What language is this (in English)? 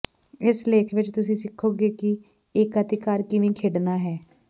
Punjabi